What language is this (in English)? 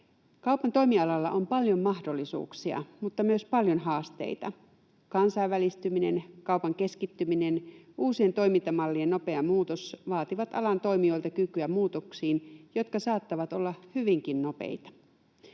Finnish